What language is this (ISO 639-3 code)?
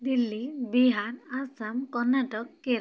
ori